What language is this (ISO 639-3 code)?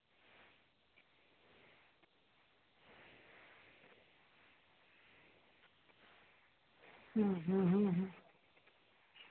sat